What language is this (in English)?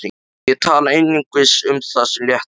Icelandic